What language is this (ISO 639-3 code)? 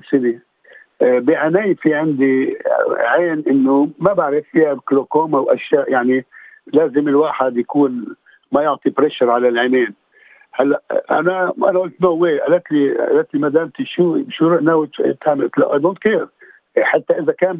ara